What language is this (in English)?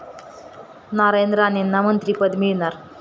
Marathi